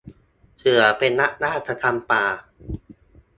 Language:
Thai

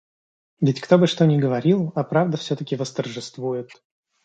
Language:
Russian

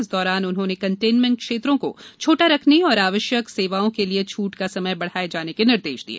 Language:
Hindi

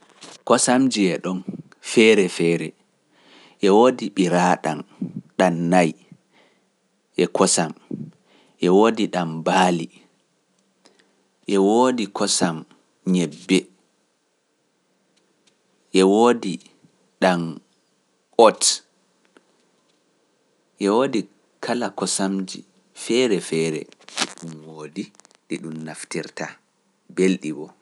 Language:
Pular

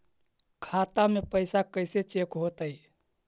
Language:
Magahi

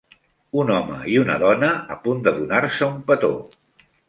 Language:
Catalan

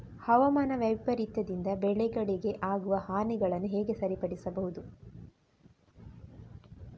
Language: Kannada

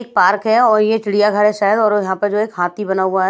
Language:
Hindi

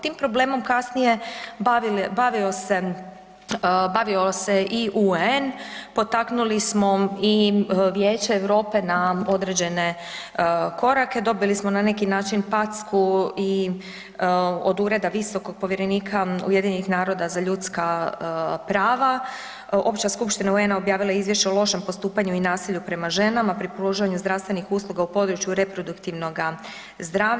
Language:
Croatian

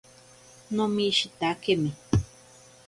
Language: Ashéninka Perené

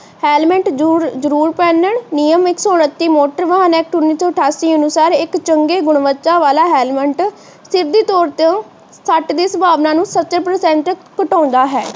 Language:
Punjabi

